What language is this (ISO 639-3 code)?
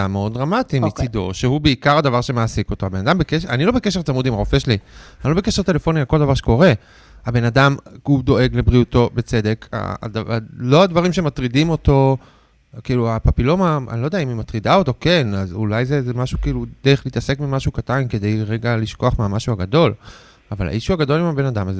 heb